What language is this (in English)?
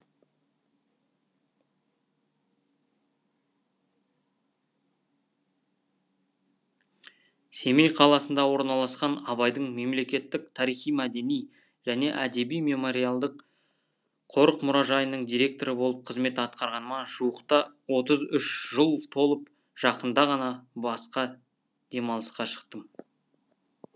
Kazakh